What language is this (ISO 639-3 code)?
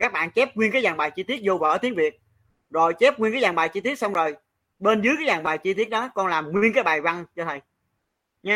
vie